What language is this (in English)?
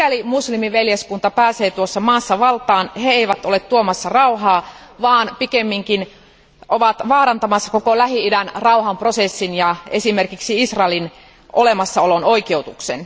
Finnish